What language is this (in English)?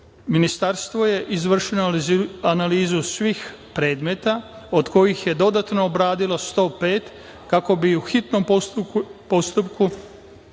Serbian